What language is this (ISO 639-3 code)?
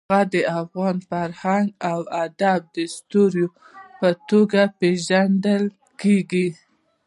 pus